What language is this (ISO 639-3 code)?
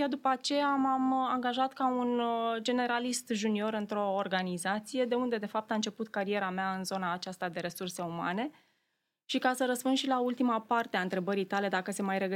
ron